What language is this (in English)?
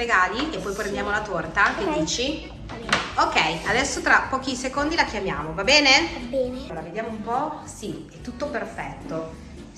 Italian